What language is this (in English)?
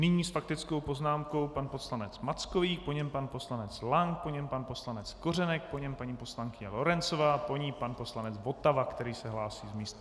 Czech